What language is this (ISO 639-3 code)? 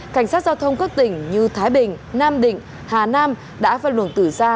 vie